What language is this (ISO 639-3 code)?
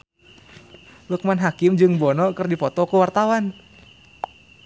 sun